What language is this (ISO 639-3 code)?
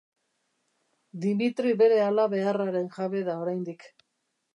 eus